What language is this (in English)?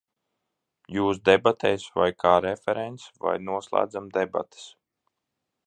Latvian